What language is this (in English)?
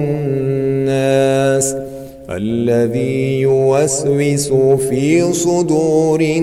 Arabic